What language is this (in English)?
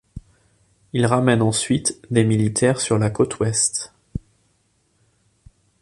French